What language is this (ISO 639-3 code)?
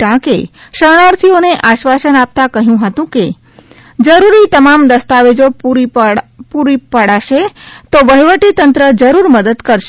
guj